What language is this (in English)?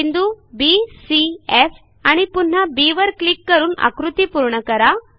Marathi